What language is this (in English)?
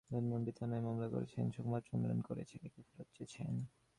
Bangla